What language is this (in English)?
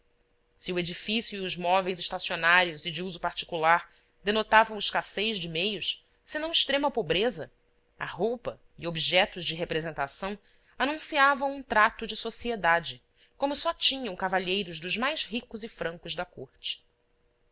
Portuguese